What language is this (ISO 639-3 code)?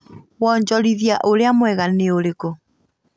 kik